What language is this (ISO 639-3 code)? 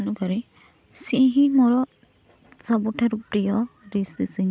ori